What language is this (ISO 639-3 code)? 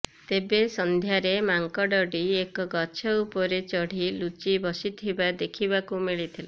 ori